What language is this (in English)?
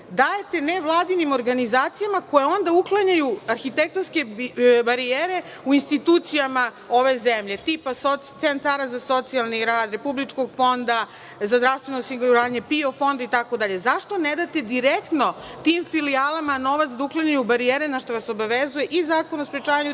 Serbian